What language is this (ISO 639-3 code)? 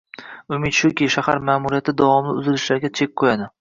uzb